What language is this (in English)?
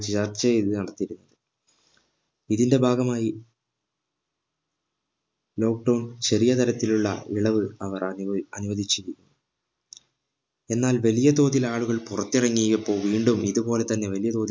Malayalam